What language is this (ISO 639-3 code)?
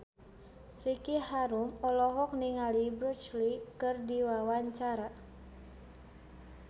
sun